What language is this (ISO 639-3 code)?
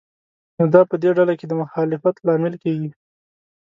pus